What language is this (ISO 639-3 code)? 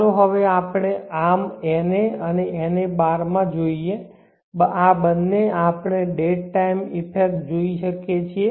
guj